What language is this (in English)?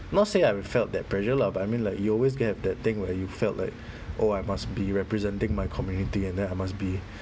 English